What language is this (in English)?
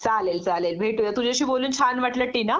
Marathi